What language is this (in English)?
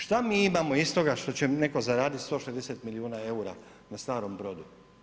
Croatian